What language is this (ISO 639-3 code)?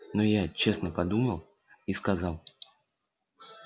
rus